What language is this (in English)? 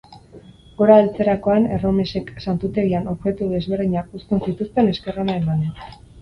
Basque